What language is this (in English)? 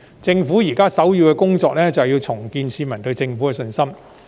Cantonese